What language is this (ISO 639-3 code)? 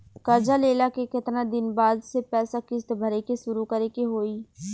bho